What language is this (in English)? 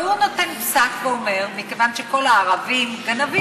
Hebrew